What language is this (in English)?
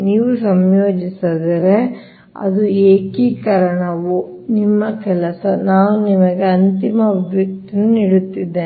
Kannada